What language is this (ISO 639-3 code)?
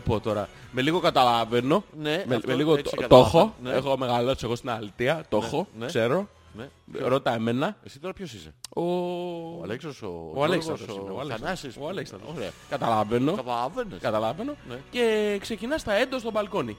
ell